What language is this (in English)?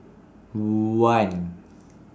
English